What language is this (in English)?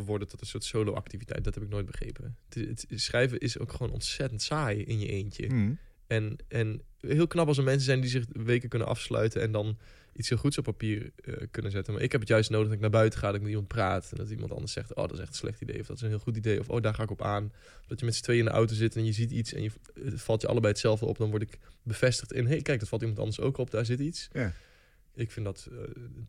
Dutch